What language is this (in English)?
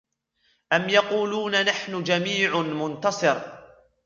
Arabic